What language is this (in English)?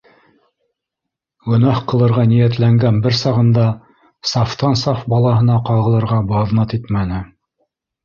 Bashkir